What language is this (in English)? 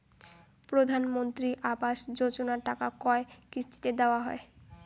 Bangla